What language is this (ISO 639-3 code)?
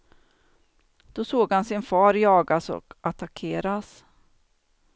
swe